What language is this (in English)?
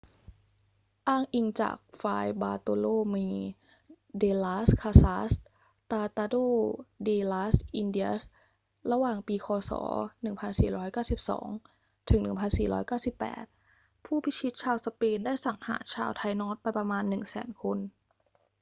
Thai